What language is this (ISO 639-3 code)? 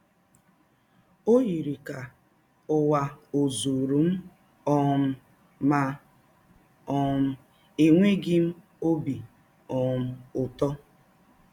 ibo